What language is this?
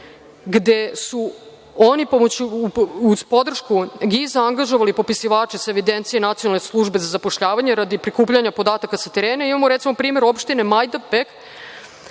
Serbian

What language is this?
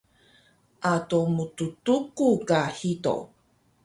Taroko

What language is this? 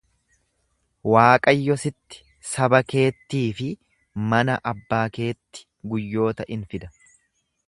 Oromo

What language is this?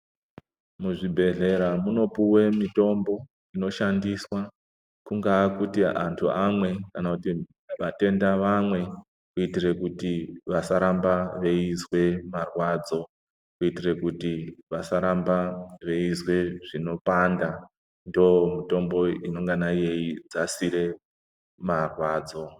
Ndau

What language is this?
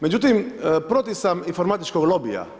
Croatian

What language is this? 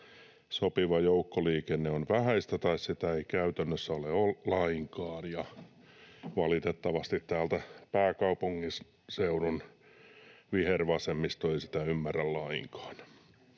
Finnish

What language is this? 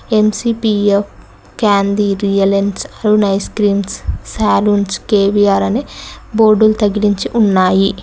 Telugu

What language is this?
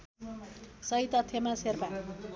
Nepali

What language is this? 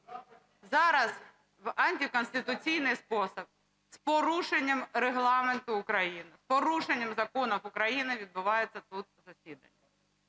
Ukrainian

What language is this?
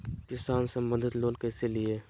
Magahi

